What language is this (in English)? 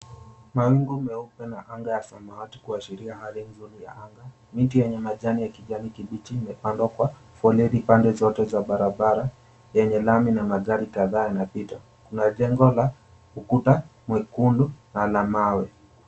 Swahili